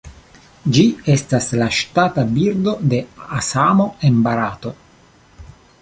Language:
Esperanto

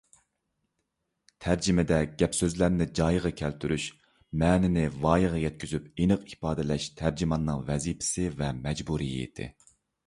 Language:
Uyghur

